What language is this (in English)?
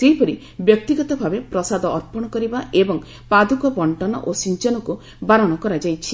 Odia